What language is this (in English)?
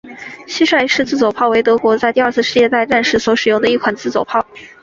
Chinese